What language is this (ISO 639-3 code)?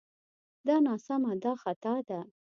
pus